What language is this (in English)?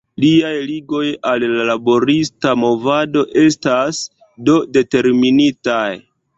Esperanto